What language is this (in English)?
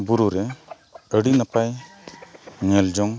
Santali